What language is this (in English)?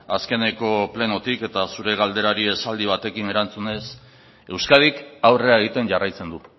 Basque